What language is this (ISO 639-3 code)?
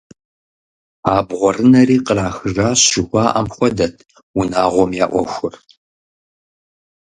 kbd